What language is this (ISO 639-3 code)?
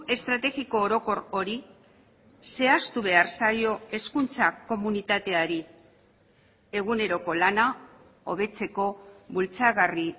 eus